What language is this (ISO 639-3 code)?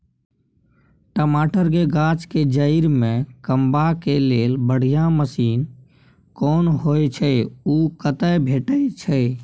mai